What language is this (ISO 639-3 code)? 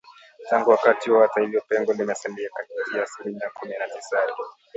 swa